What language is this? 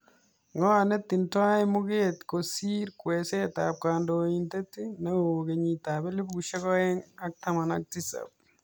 Kalenjin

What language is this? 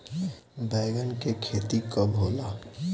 Bhojpuri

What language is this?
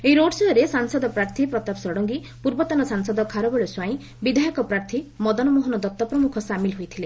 Odia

